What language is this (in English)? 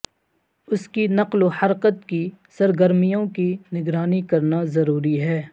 Urdu